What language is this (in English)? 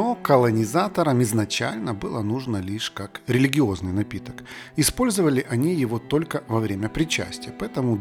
Russian